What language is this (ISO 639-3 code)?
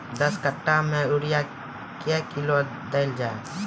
mai